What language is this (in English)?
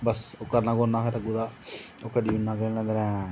Dogri